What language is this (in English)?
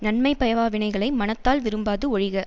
Tamil